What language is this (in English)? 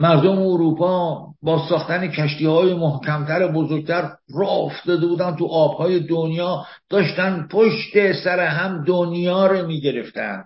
Persian